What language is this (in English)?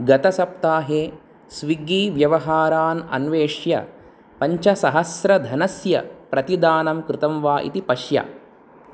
Sanskrit